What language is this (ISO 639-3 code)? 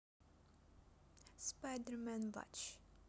rus